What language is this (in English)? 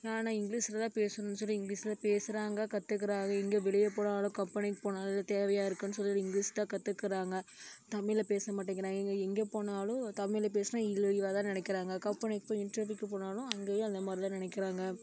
Tamil